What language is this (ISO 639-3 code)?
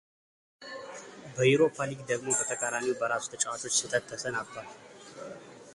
amh